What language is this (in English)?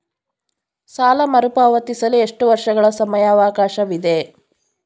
Kannada